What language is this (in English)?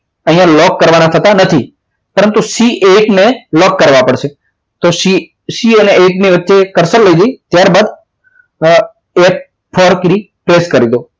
Gujarati